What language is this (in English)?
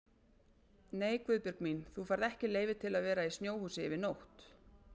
Icelandic